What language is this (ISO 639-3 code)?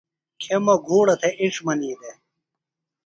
phl